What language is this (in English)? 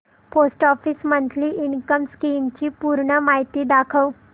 Marathi